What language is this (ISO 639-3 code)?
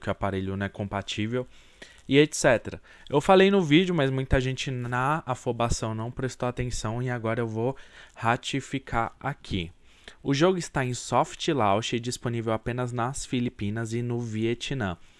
por